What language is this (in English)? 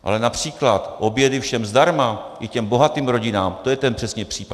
Czech